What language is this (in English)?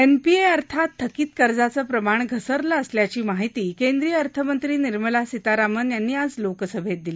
Marathi